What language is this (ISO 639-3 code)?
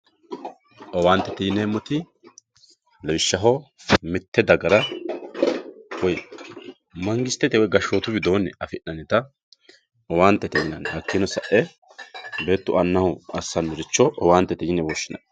sid